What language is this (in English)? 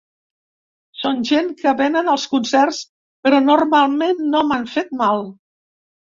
Catalan